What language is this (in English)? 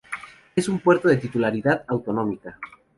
Spanish